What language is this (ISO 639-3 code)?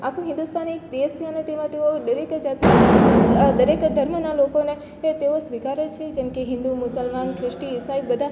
guj